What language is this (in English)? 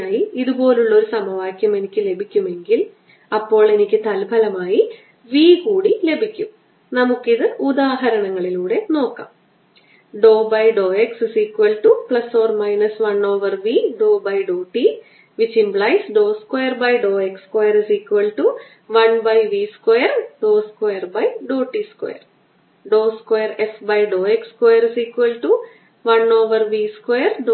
Malayalam